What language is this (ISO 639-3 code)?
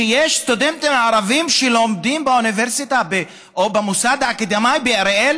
heb